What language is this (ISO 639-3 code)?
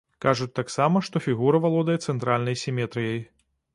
bel